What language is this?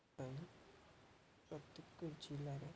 Odia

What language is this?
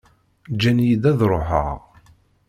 Kabyle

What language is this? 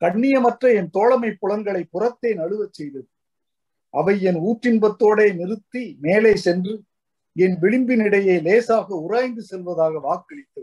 Tamil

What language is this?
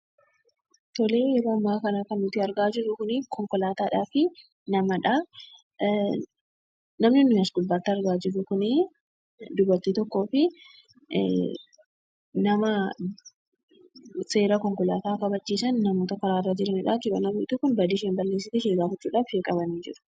Oromo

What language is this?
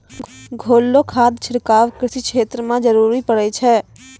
Maithili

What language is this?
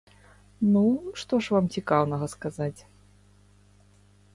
Belarusian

